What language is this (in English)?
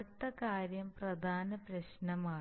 Malayalam